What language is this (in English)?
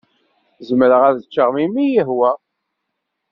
Kabyle